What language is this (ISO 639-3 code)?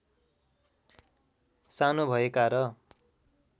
nep